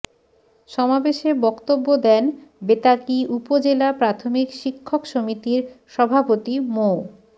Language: Bangla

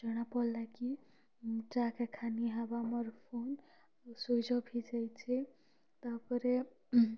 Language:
Odia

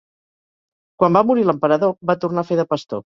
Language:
Catalan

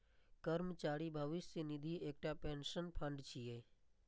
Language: Maithili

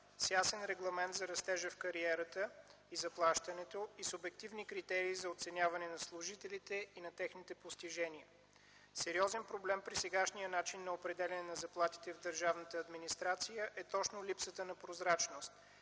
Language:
Bulgarian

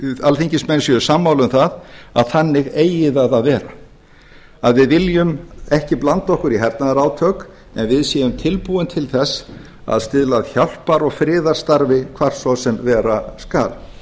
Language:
Icelandic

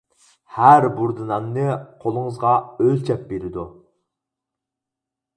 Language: Uyghur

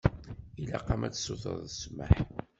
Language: Kabyle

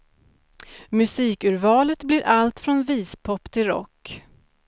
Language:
Swedish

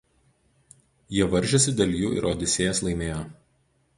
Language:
Lithuanian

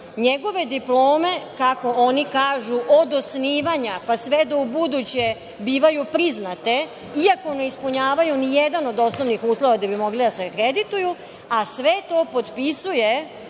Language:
Serbian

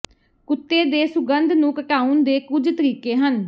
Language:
Punjabi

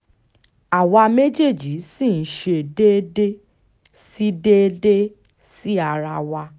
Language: Yoruba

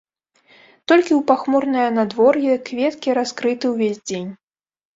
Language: Belarusian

